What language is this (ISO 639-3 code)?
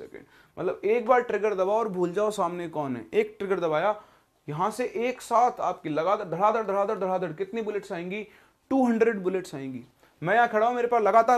hin